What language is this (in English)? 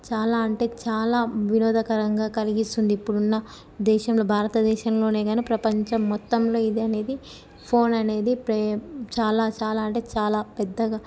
Telugu